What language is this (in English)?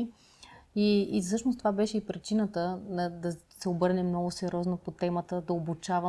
Bulgarian